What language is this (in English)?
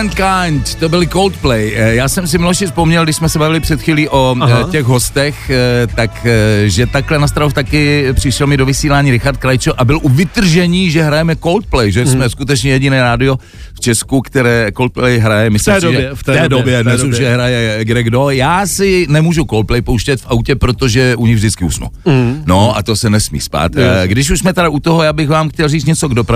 Czech